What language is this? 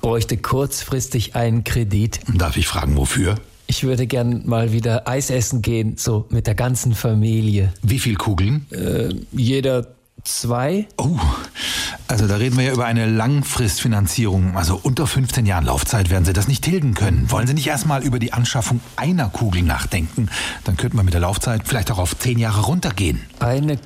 German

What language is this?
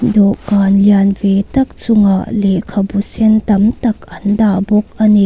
Mizo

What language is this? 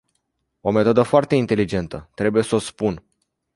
Romanian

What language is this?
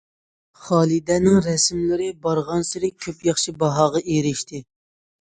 Uyghur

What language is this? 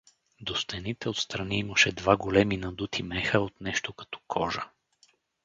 Bulgarian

